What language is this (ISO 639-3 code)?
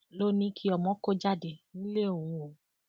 yor